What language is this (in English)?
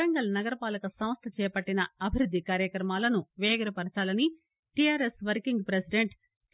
Telugu